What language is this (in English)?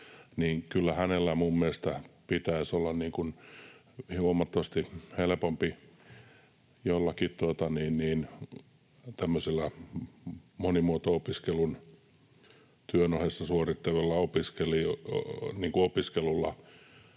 Finnish